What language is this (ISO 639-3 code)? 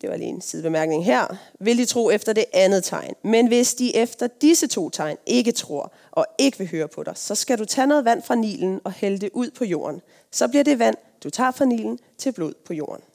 dan